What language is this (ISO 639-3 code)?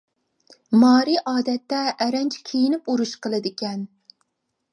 uig